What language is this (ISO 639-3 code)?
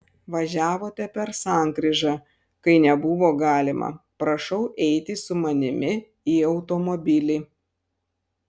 lit